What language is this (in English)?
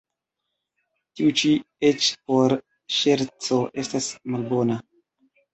Esperanto